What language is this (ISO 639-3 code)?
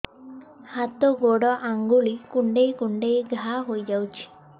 ori